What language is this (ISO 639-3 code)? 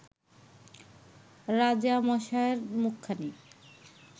ben